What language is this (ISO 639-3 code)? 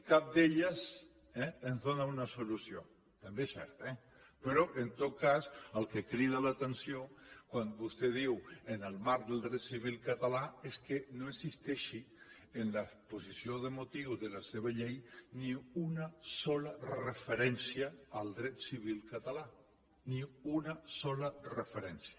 cat